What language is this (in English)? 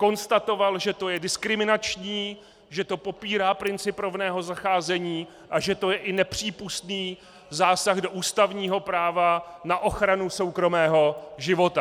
Czech